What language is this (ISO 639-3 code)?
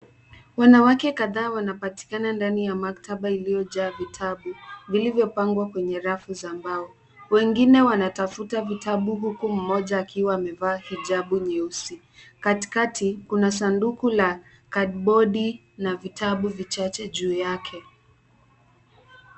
swa